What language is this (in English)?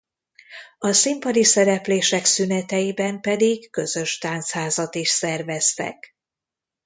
Hungarian